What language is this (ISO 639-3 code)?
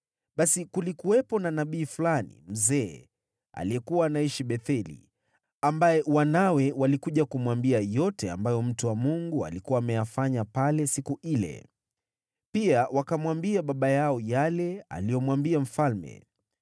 swa